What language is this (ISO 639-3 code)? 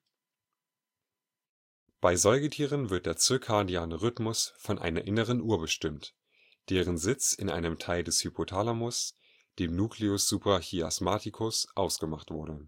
deu